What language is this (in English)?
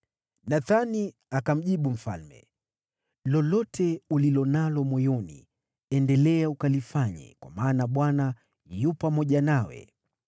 Swahili